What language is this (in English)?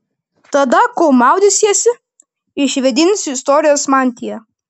Lithuanian